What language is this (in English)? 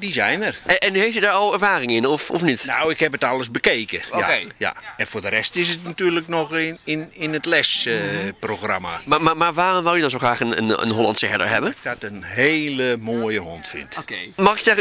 Dutch